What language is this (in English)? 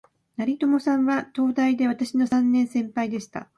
Japanese